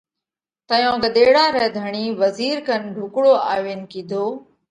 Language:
Parkari Koli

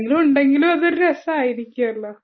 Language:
Malayalam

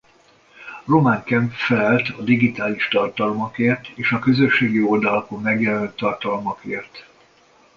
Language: Hungarian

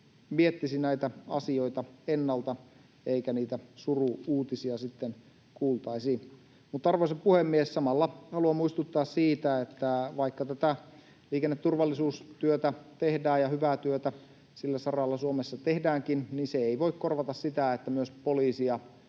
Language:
Finnish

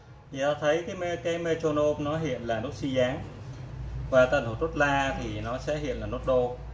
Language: Vietnamese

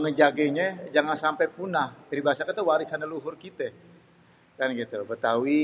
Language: Betawi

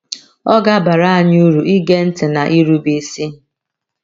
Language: Igbo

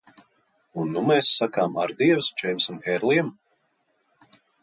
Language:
Latvian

